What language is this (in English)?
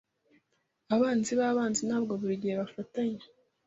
Kinyarwanda